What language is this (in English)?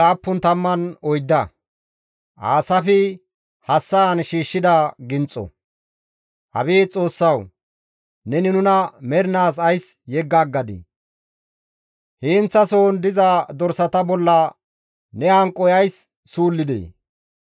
Gamo